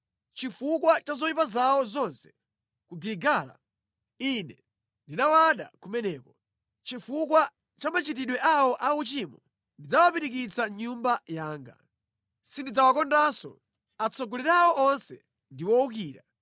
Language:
Nyanja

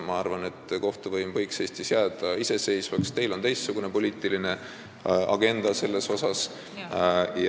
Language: Estonian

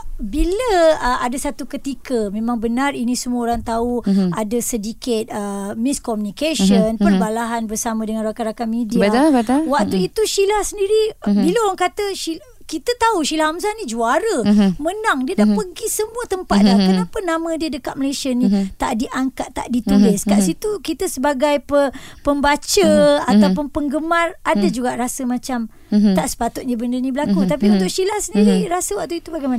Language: Malay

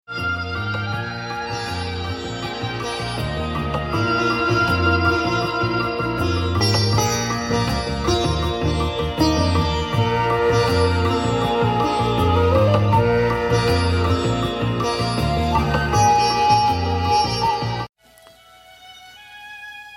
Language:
Urdu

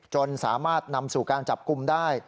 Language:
Thai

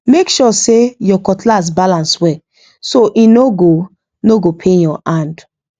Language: Nigerian Pidgin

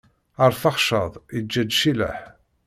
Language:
Kabyle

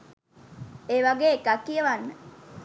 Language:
Sinhala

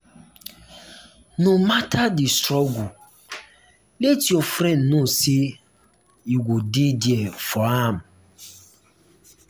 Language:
Nigerian Pidgin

